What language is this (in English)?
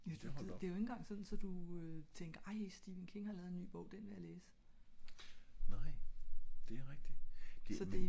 Danish